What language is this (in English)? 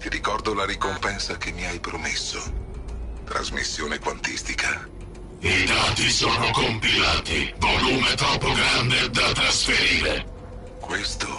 Italian